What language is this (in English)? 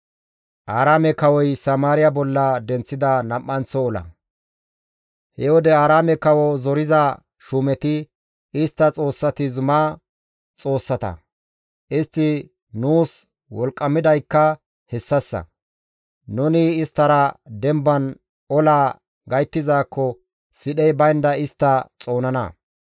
Gamo